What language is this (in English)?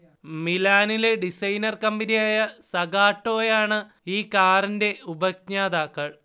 Malayalam